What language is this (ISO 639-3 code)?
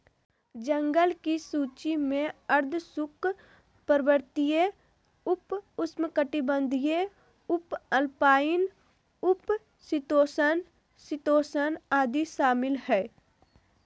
mag